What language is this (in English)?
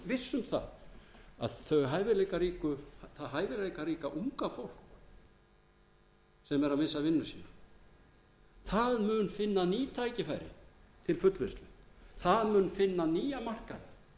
Icelandic